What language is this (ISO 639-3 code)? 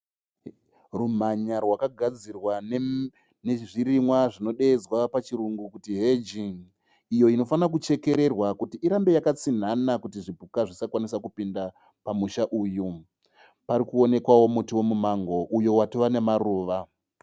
sna